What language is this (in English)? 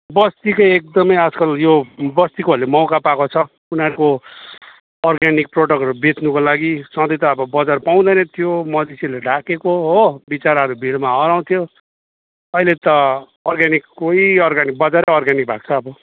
Nepali